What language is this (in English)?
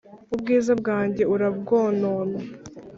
Kinyarwanda